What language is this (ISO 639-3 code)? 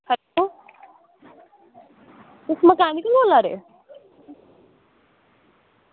doi